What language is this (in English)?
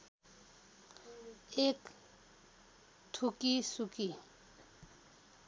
Nepali